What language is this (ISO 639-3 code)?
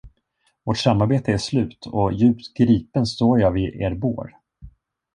swe